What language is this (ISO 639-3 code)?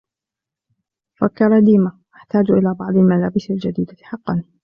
ara